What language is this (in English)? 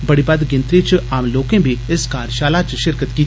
Dogri